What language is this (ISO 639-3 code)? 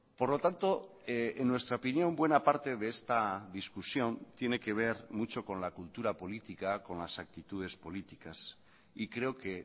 spa